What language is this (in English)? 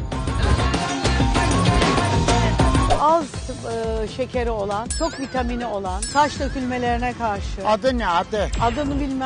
Turkish